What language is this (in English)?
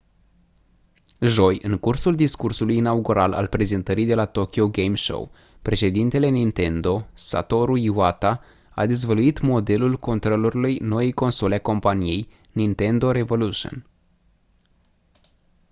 Romanian